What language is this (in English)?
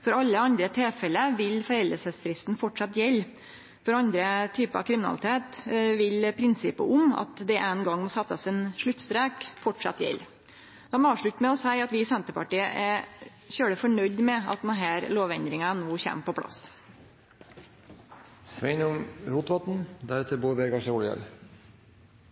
Norwegian Nynorsk